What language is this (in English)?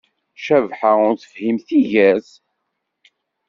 Kabyle